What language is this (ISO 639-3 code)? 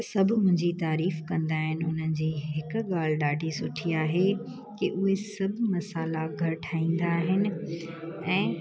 snd